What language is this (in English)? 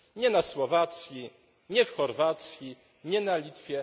Polish